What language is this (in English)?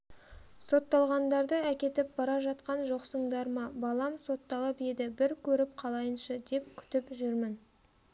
Kazakh